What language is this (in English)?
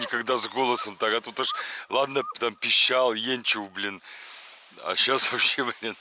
Russian